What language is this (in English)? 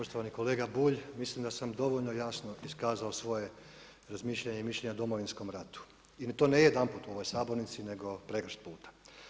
Croatian